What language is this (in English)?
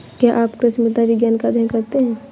Hindi